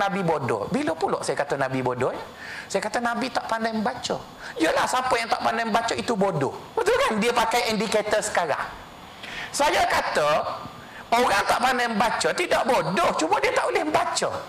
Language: Malay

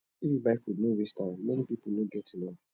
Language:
Nigerian Pidgin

